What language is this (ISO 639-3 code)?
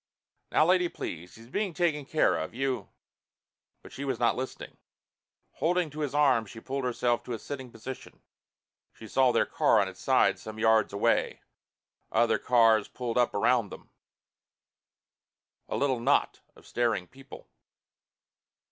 eng